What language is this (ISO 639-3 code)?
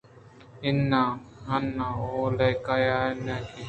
bgp